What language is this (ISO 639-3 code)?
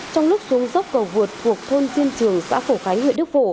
vie